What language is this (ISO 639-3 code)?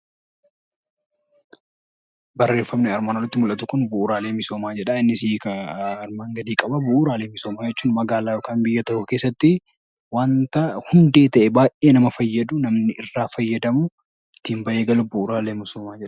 orm